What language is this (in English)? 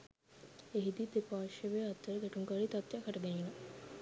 Sinhala